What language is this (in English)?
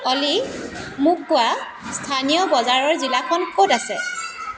Assamese